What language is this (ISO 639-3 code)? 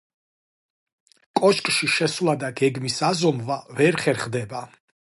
kat